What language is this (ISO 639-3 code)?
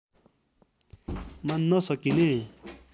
nep